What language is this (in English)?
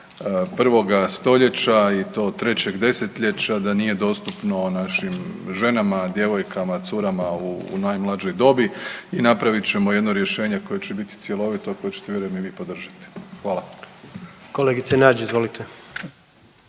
Croatian